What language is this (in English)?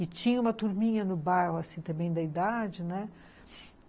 Portuguese